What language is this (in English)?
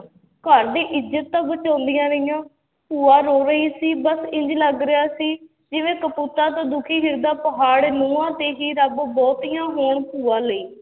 Punjabi